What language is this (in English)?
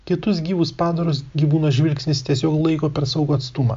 Lithuanian